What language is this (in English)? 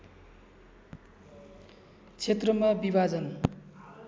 Nepali